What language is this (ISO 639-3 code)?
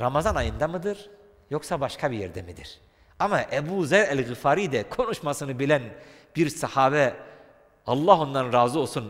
tur